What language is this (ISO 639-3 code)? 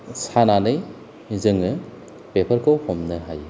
brx